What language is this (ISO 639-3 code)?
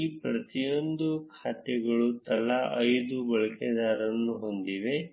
kan